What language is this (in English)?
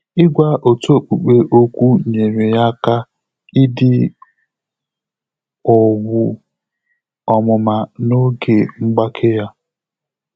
Igbo